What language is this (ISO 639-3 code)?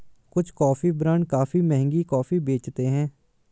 hin